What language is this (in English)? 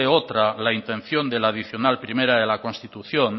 Spanish